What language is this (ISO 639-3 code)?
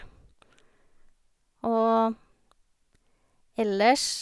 nor